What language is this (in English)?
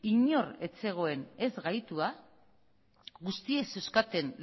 Basque